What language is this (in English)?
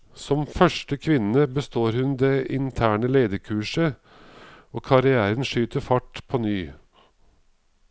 Norwegian